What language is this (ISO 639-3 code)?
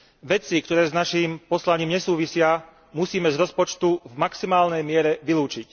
slk